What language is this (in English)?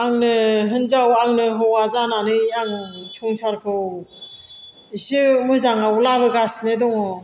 Bodo